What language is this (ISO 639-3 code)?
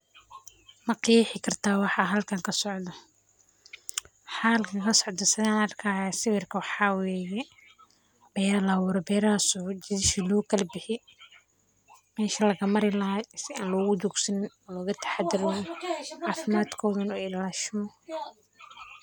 som